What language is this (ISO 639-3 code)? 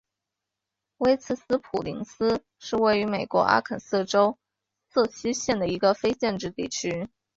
zho